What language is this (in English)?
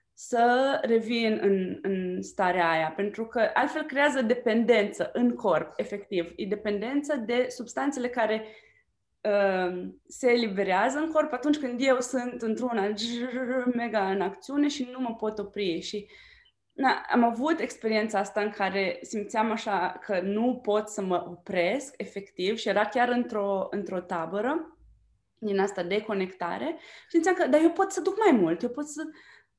Romanian